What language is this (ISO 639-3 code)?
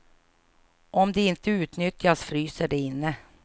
swe